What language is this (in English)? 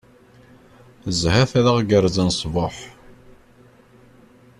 Kabyle